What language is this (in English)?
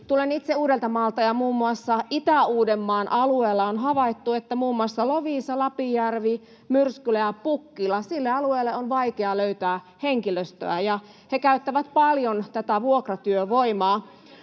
Finnish